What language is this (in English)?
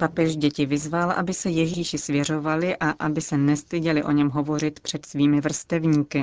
Czech